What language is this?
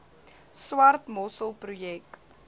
Afrikaans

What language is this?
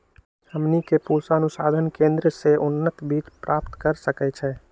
Magahi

